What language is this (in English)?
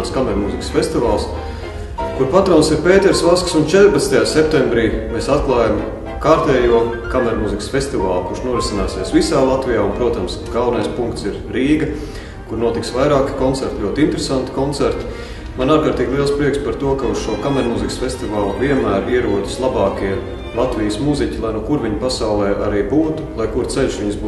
Latvian